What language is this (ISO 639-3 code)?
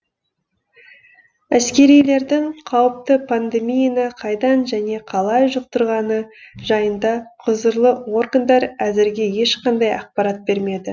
kaz